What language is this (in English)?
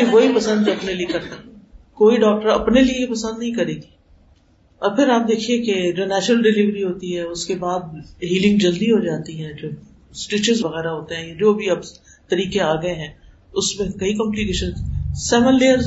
Urdu